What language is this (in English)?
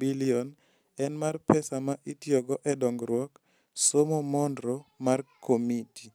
Luo (Kenya and Tanzania)